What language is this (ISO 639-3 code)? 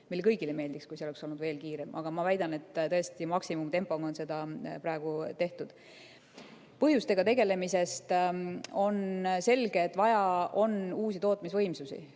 est